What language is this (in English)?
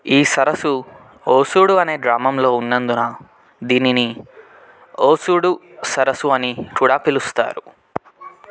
Telugu